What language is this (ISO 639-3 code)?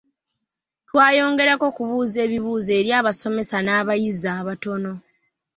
lug